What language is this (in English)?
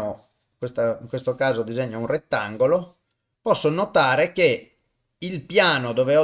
Italian